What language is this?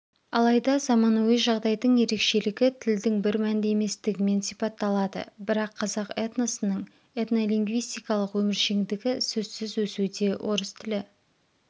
Kazakh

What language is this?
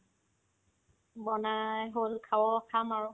Assamese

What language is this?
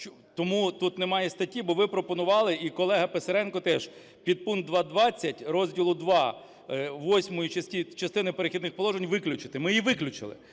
Ukrainian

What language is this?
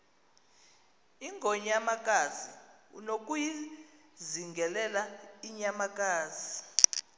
Xhosa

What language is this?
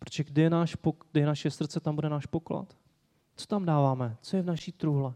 Czech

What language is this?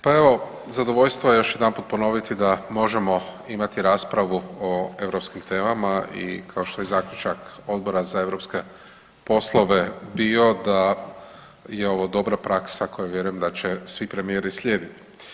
Croatian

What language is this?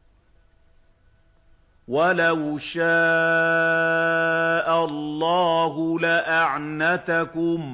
Arabic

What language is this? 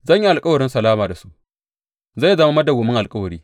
Hausa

